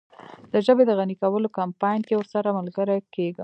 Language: Pashto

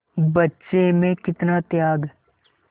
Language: Hindi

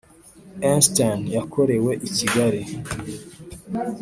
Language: Kinyarwanda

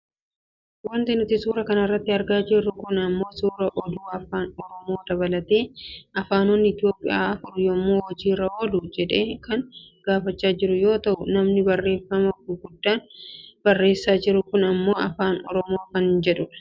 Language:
Oromo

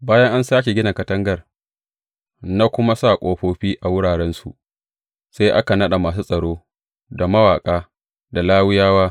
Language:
Hausa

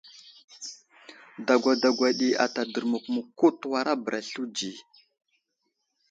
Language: Wuzlam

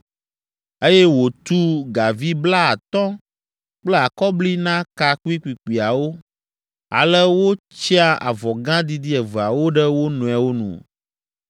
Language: Ewe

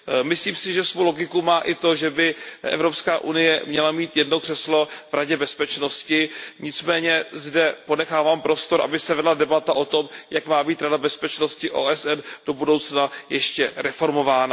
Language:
Czech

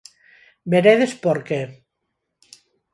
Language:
Galician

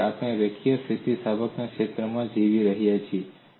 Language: Gujarati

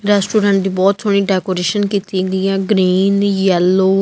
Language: Punjabi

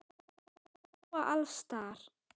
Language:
Icelandic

